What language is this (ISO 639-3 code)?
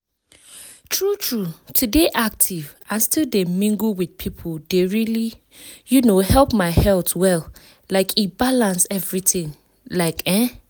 pcm